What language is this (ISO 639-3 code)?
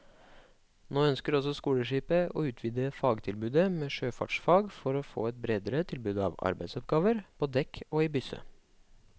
nor